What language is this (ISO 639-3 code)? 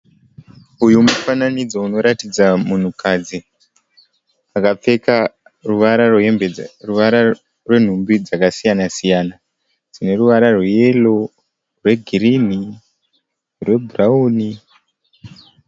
sna